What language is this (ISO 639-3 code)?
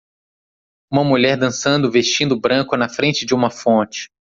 por